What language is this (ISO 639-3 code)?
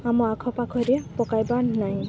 ori